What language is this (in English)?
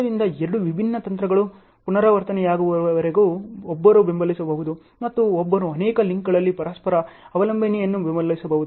Kannada